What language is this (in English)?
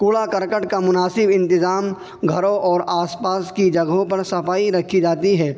Urdu